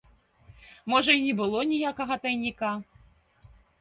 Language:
Belarusian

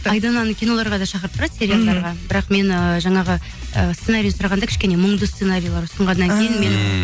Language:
Kazakh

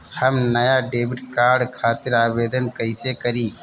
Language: Bhojpuri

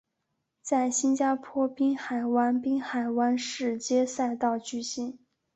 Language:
Chinese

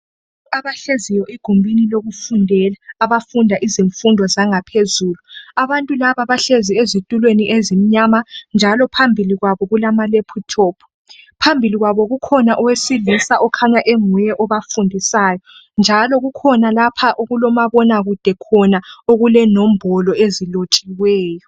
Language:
North Ndebele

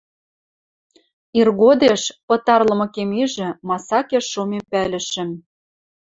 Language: Western Mari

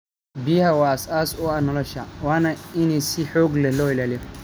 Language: Somali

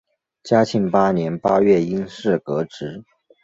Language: Chinese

